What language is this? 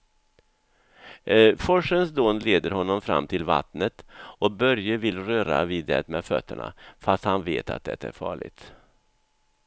Swedish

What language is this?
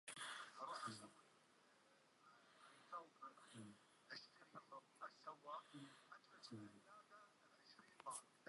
Central Kurdish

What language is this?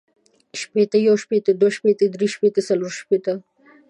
Pashto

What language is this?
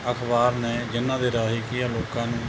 Punjabi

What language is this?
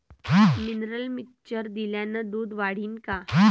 Marathi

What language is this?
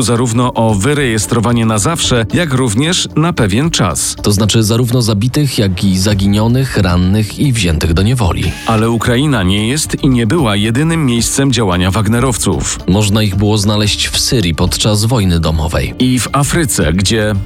Polish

